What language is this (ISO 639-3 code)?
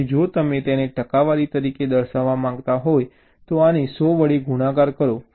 guj